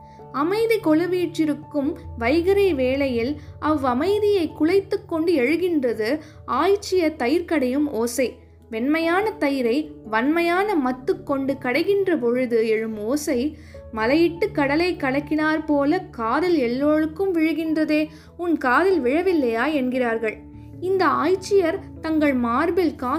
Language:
Tamil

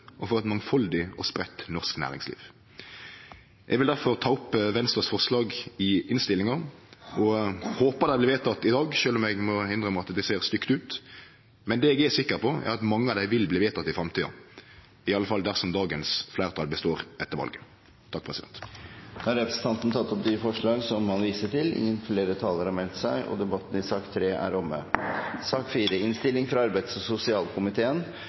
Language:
Norwegian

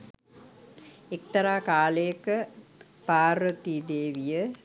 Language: Sinhala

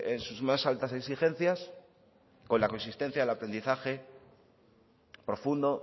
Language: Spanish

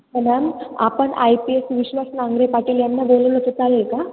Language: Marathi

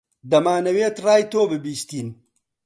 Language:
Central Kurdish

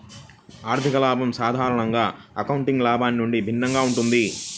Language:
Telugu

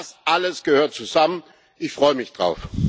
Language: German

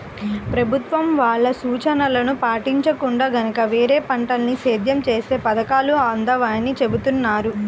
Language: Telugu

